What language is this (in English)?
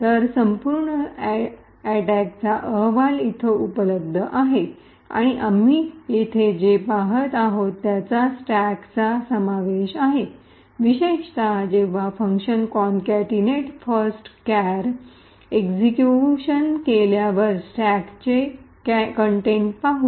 Marathi